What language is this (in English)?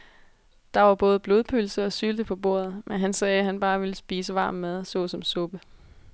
Danish